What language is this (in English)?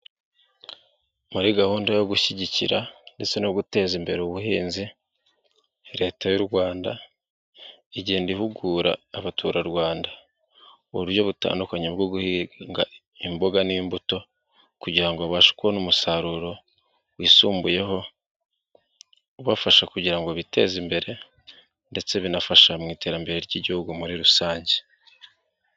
Kinyarwanda